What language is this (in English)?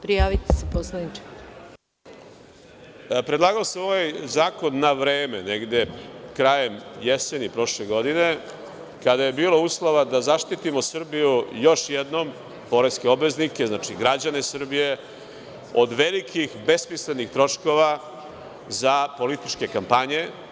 Serbian